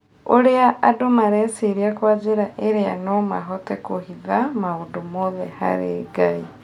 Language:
Kikuyu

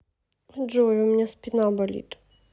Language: Russian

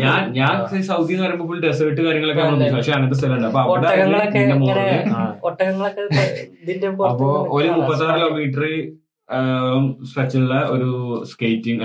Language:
Malayalam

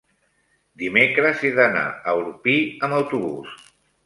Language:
Catalan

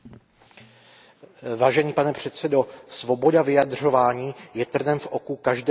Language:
Czech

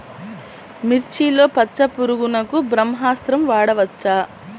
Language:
Telugu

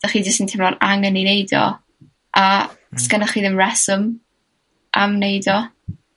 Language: Welsh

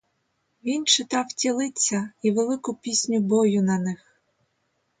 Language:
Ukrainian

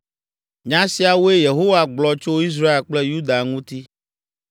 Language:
Ewe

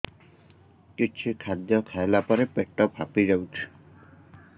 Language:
Odia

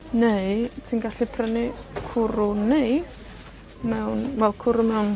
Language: Welsh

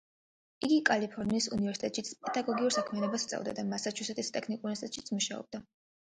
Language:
Georgian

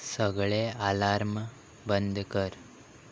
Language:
Konkani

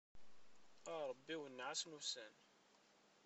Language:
Kabyle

